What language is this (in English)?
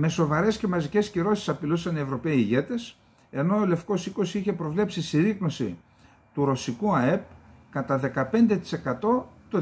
Greek